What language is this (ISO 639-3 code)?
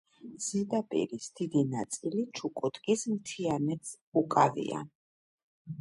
kat